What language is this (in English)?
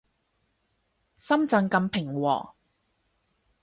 Cantonese